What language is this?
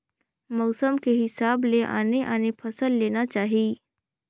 Chhattisgarhi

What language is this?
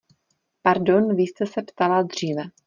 Czech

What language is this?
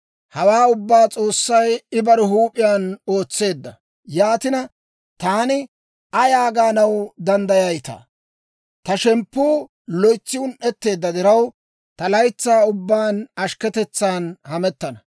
Dawro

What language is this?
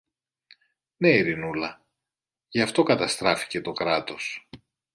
Greek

